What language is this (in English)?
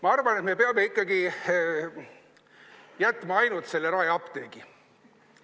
Estonian